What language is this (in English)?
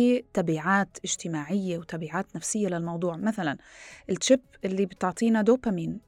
Arabic